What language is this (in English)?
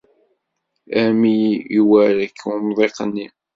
Kabyle